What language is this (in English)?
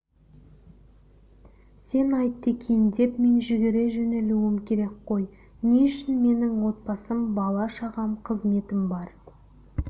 Kazakh